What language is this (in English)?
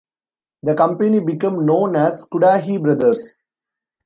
English